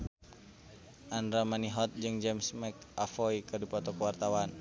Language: Sundanese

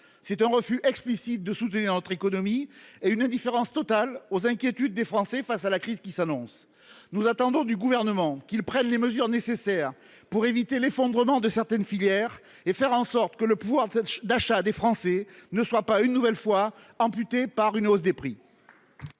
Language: French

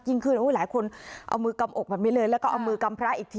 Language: Thai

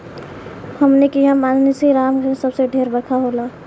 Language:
Bhojpuri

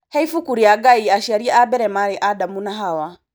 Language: Kikuyu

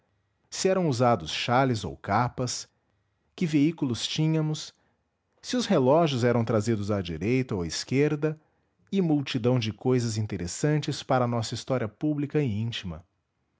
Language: Portuguese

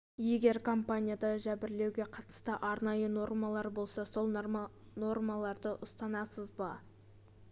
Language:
Kazakh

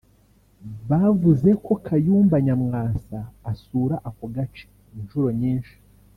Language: Kinyarwanda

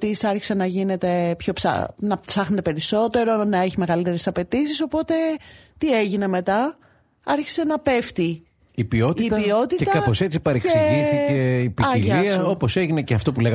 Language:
Greek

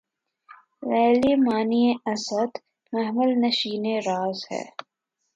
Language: Urdu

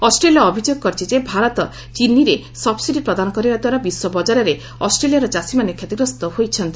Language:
Odia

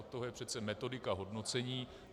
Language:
Czech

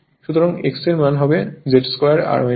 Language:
Bangla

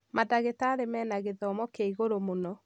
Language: Kikuyu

